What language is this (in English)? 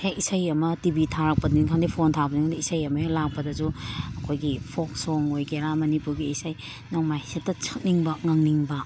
Manipuri